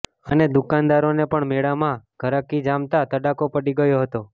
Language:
Gujarati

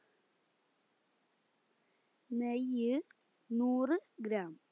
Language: Malayalam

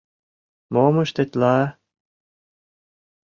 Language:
Mari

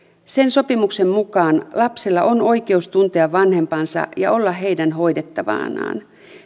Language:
Finnish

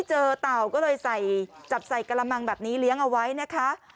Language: Thai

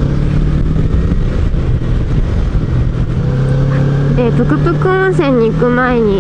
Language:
Japanese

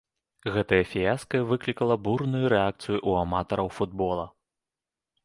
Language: Belarusian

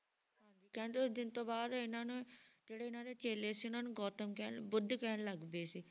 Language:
Punjabi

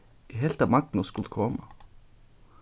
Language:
Faroese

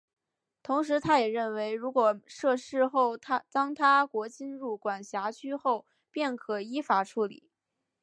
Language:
Chinese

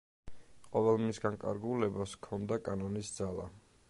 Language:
Georgian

